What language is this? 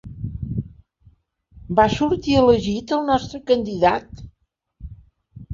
Catalan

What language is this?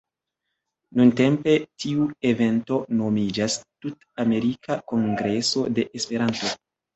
Esperanto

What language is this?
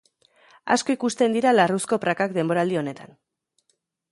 Basque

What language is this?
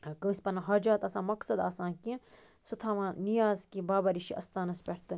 Kashmiri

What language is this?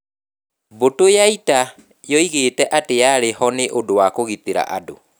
Kikuyu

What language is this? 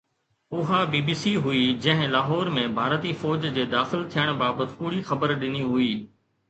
Sindhi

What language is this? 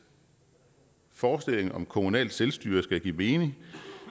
Danish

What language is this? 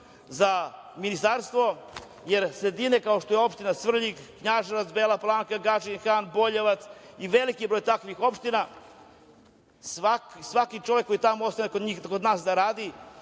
Serbian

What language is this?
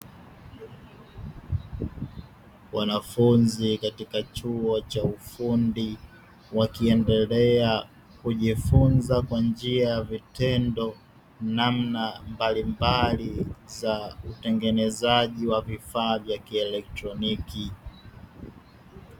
Swahili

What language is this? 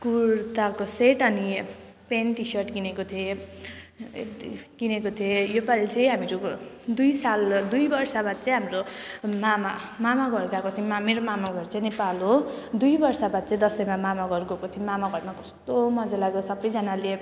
Nepali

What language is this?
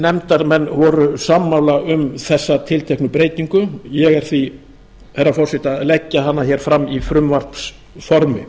Icelandic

